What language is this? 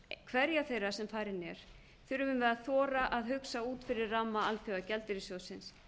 Icelandic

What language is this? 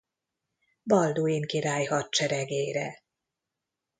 Hungarian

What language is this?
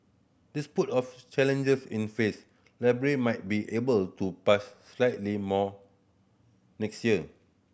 English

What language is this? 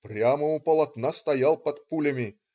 Russian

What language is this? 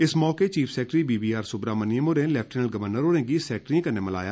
Dogri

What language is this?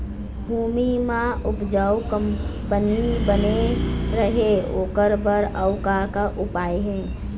Chhattisgarhi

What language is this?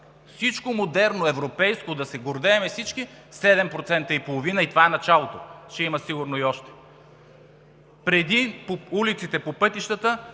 Bulgarian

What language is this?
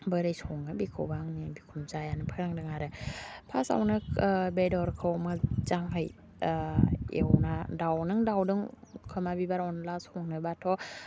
Bodo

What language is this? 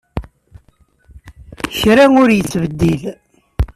Kabyle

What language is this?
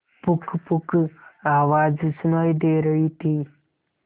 Hindi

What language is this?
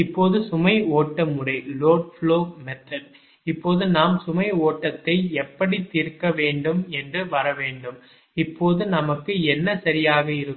Tamil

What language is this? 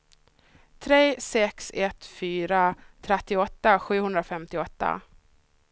Swedish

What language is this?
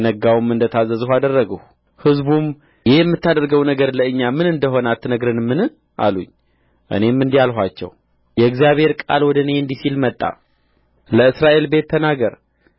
Amharic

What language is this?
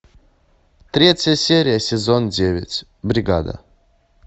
Russian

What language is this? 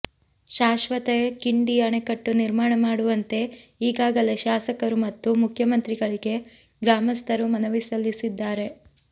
Kannada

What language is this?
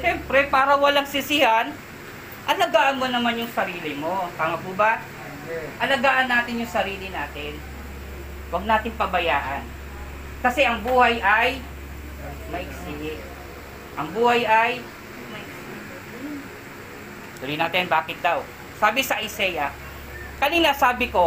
Filipino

